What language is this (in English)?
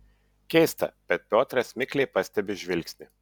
Lithuanian